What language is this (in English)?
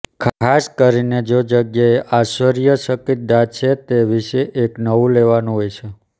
Gujarati